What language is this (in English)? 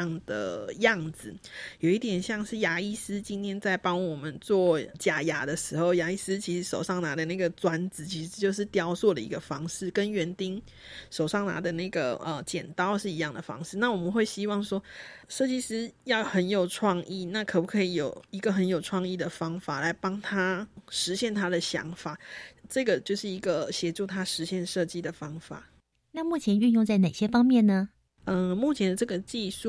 Chinese